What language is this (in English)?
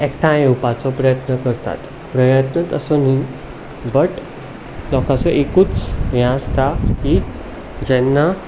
Konkani